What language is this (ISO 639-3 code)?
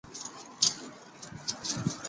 zho